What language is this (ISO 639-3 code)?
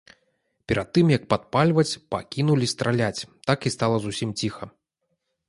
bel